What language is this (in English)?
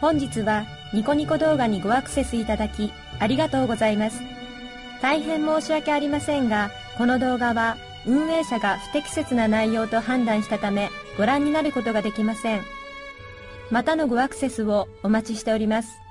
Japanese